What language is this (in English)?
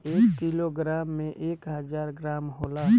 Bhojpuri